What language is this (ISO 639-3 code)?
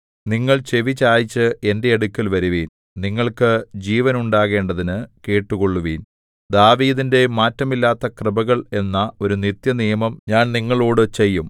mal